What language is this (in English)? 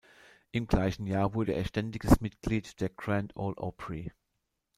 German